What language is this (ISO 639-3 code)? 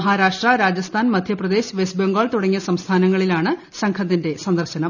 mal